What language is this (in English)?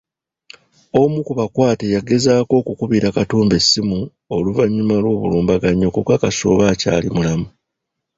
Ganda